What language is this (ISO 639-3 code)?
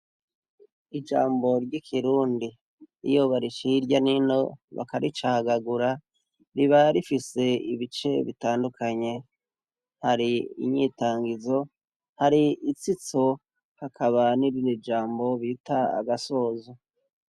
run